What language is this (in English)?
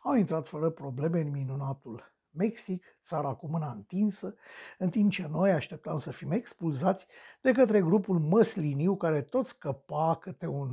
Romanian